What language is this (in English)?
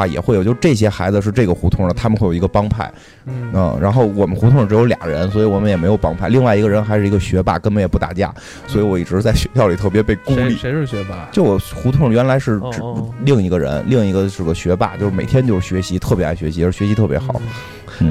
Chinese